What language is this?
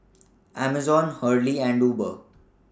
English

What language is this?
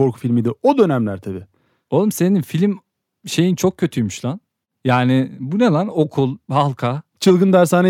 Turkish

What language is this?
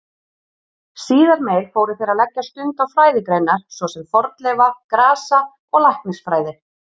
Icelandic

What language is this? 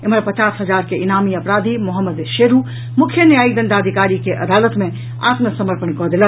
Maithili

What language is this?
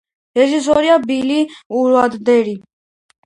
Georgian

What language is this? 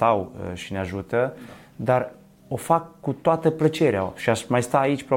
Romanian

